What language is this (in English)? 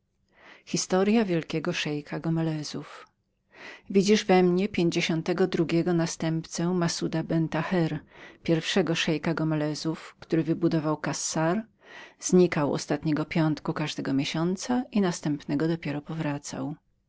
Polish